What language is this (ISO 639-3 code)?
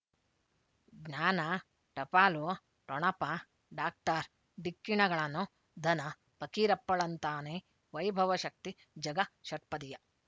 kan